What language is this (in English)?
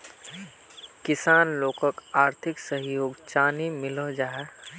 Magahi